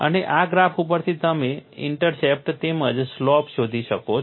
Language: Gujarati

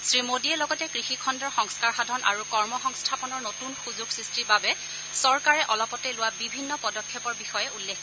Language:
Assamese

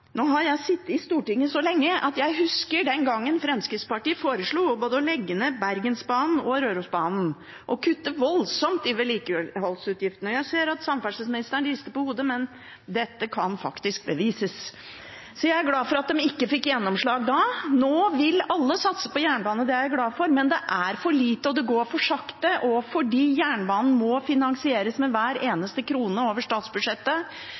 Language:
Norwegian Bokmål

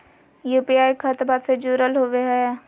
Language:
Magahi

